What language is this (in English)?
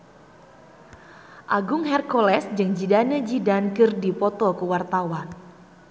Sundanese